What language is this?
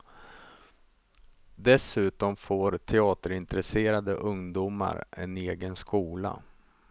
Swedish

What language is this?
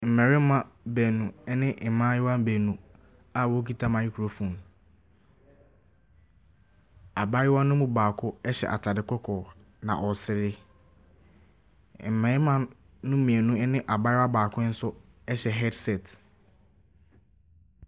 Akan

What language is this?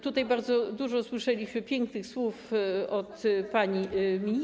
Polish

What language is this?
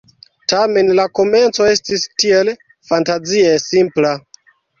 Esperanto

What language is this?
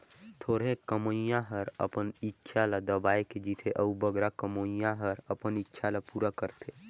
Chhattisgarhi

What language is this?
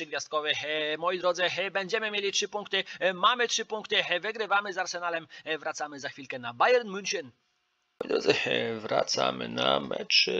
Polish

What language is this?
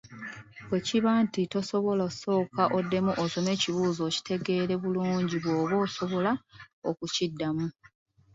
Ganda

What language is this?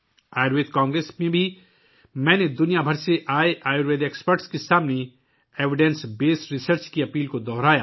Urdu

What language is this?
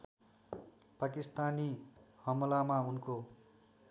Nepali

